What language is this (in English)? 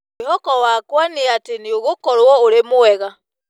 Kikuyu